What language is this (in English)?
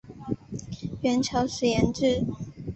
Chinese